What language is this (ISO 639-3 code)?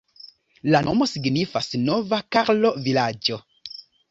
epo